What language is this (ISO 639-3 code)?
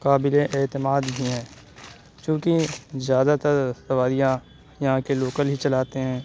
urd